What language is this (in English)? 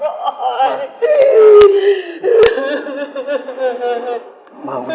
Indonesian